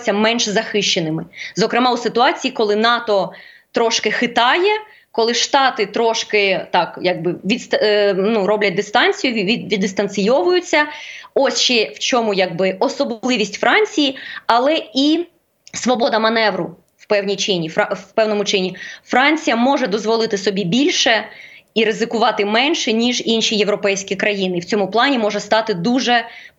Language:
Ukrainian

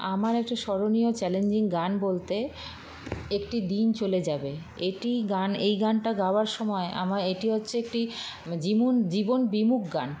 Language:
Bangla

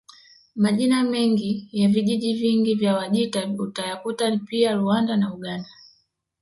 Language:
Swahili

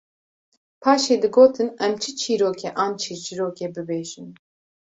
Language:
Kurdish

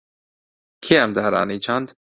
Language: Central Kurdish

